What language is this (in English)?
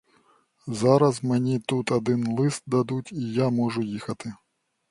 Ukrainian